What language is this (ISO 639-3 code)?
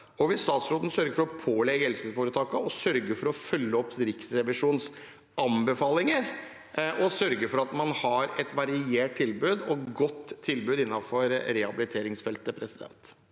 nor